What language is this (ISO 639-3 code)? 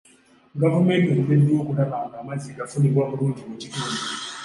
lug